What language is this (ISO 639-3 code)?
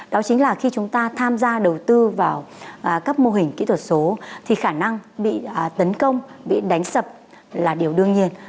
vie